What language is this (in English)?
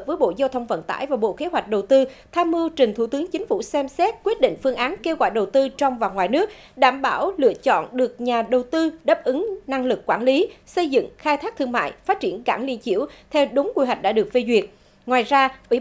Vietnamese